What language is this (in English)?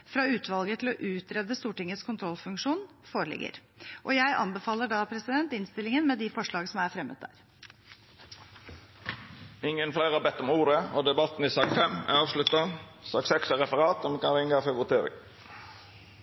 Norwegian